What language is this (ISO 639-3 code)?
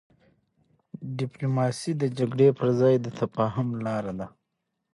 pus